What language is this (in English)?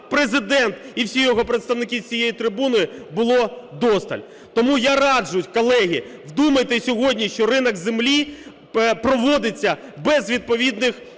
Ukrainian